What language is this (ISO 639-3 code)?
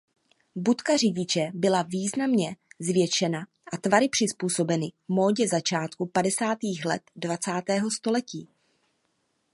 ces